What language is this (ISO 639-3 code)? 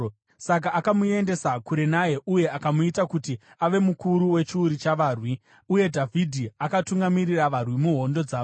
sna